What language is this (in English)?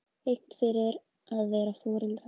Icelandic